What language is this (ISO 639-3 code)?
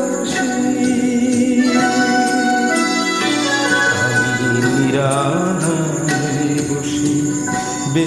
ben